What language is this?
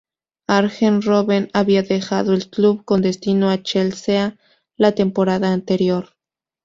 Spanish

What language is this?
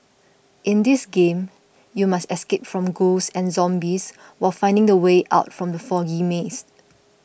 English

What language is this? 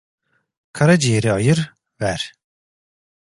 Turkish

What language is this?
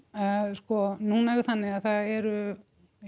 Icelandic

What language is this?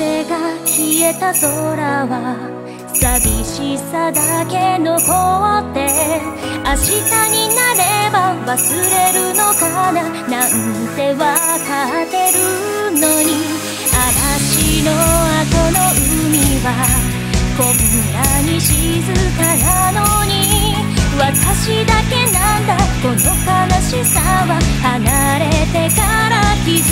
Japanese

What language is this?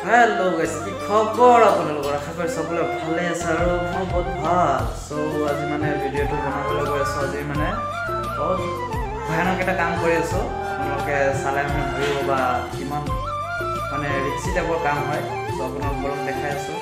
Arabic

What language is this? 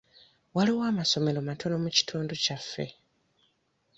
Ganda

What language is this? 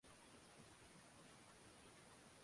Chinese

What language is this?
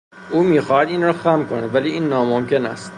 Persian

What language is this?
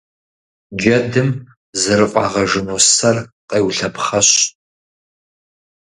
Kabardian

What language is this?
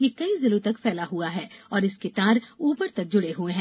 Hindi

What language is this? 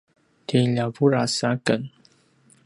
Paiwan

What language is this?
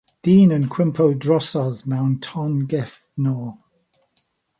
Welsh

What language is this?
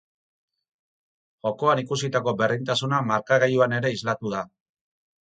Basque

